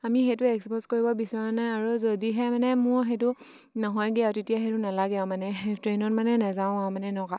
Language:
Assamese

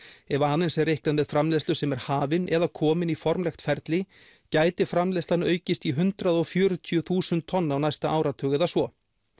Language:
Icelandic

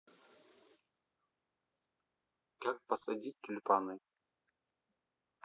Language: Russian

